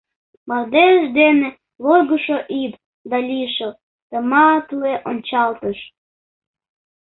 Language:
Mari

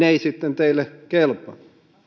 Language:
Finnish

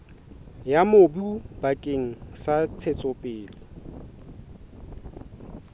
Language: Southern Sotho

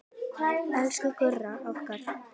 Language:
Icelandic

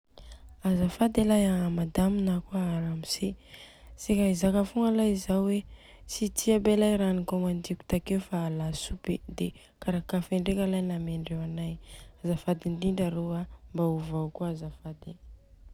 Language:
Southern Betsimisaraka Malagasy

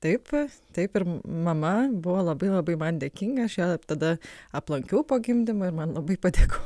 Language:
Lithuanian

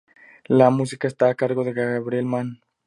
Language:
Spanish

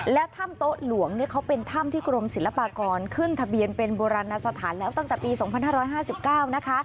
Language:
Thai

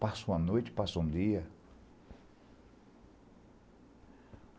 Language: Portuguese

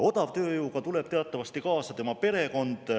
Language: Estonian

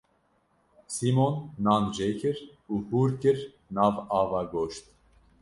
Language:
Kurdish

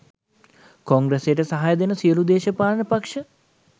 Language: Sinhala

